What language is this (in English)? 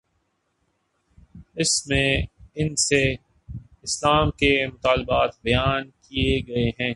Urdu